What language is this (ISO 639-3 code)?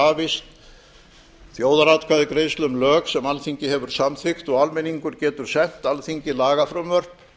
isl